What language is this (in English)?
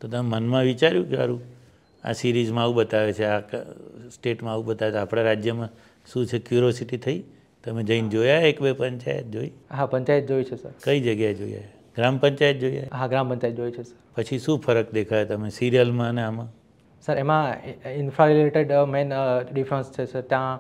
Gujarati